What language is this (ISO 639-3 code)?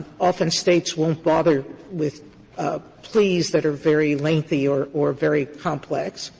eng